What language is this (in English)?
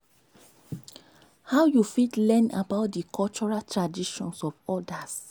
Nigerian Pidgin